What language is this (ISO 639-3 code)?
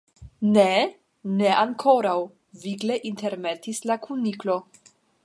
epo